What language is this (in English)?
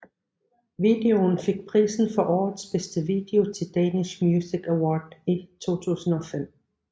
Danish